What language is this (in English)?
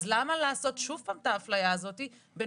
Hebrew